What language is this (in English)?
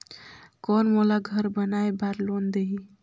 Chhattisgarhi